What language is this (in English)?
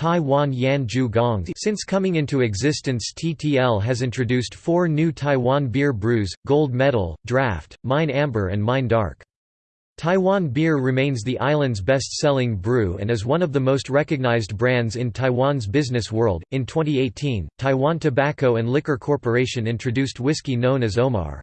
English